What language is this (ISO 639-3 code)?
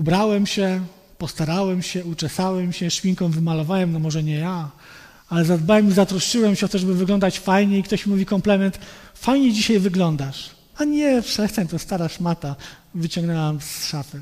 pol